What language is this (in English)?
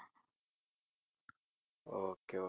Tamil